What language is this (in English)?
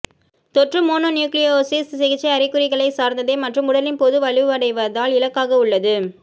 Tamil